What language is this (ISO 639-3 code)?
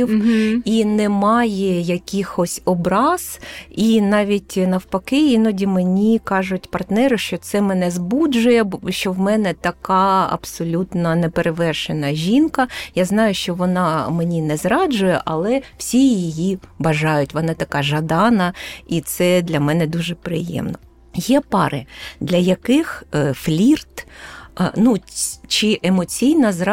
ukr